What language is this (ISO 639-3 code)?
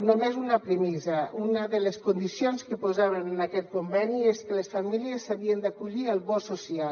cat